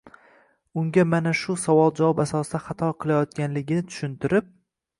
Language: Uzbek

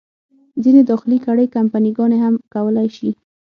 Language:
Pashto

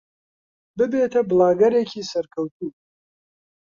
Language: Central Kurdish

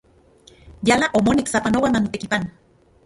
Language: Central Puebla Nahuatl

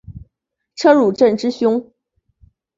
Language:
Chinese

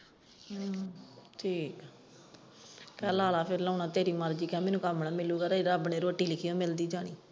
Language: Punjabi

